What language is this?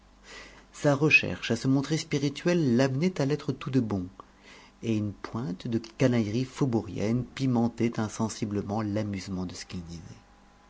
French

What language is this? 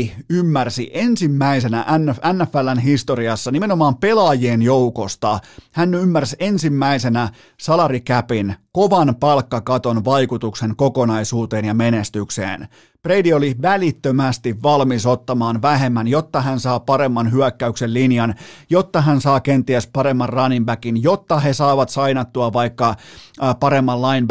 Finnish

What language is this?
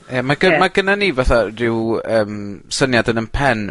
Welsh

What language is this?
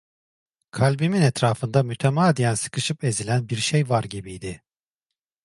Turkish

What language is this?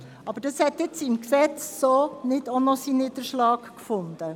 Swiss German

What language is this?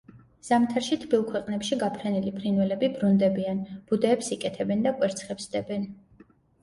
Georgian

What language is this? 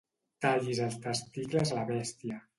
Catalan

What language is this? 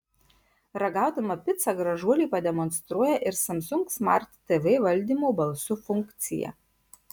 Lithuanian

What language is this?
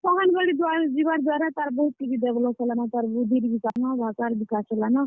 Odia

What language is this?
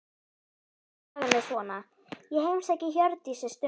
Icelandic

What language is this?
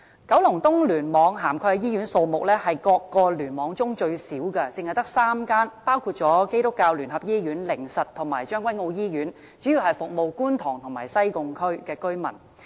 Cantonese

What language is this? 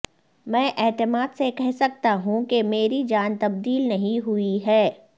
Urdu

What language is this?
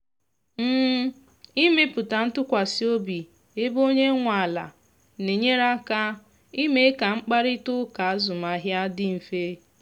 Igbo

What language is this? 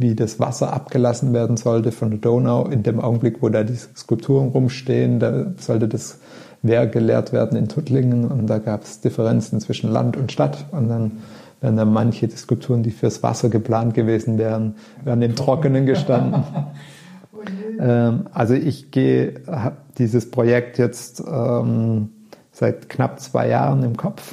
German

